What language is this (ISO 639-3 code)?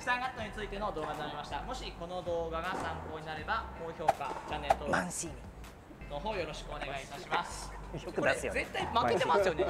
jpn